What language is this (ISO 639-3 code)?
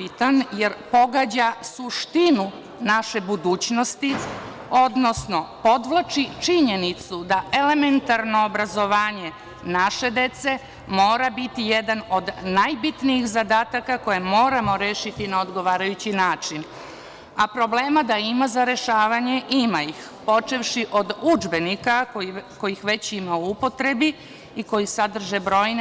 srp